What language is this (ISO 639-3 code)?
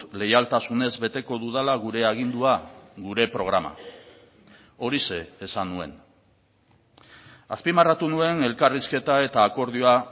eus